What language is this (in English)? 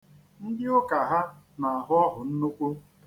Igbo